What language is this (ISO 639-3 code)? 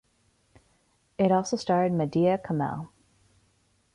eng